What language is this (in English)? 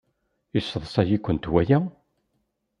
Kabyle